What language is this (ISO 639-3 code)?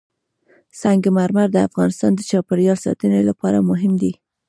pus